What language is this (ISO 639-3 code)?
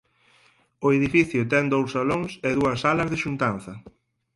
glg